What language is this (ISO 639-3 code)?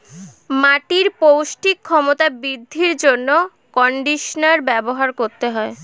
ben